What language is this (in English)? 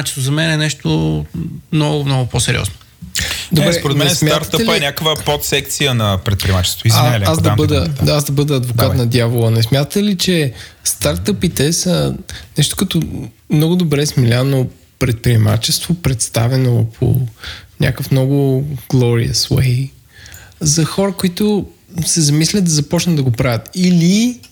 Bulgarian